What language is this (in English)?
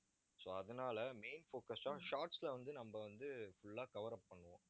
Tamil